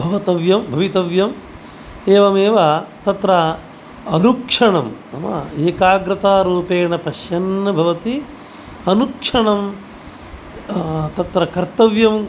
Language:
Sanskrit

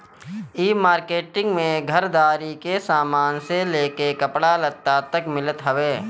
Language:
Bhojpuri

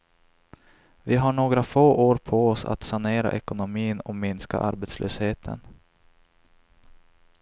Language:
Swedish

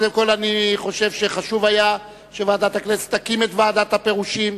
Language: Hebrew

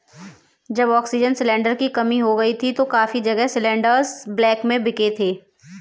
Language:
Hindi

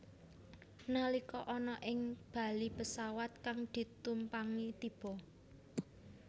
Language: Javanese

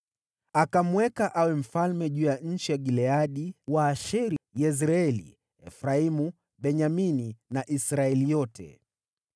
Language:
Swahili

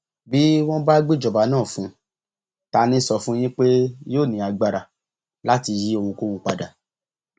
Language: Yoruba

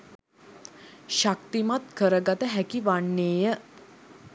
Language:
Sinhala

